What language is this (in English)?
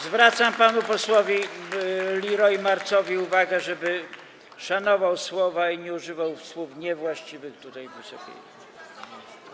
Polish